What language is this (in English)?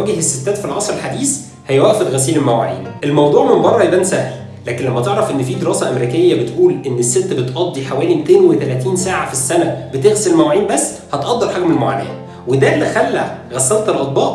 Arabic